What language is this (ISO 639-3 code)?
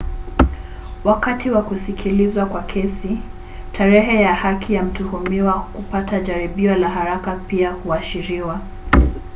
swa